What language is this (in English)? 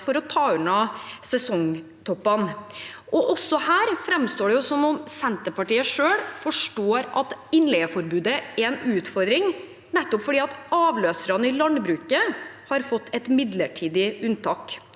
Norwegian